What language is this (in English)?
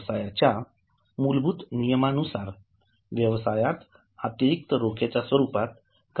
Marathi